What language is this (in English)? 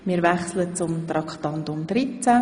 Swiss German